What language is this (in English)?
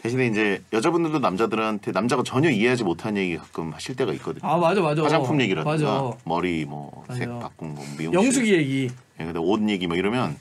Korean